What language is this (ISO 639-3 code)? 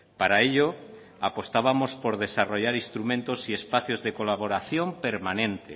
spa